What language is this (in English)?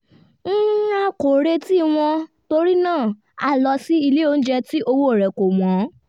Yoruba